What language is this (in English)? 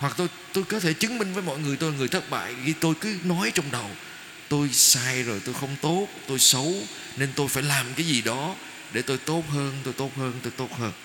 Vietnamese